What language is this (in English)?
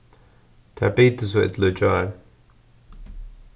Faroese